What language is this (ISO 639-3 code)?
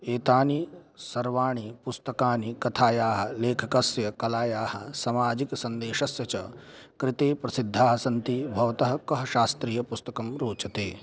san